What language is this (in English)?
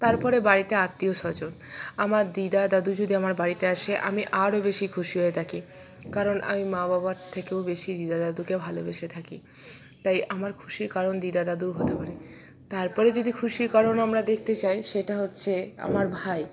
Bangla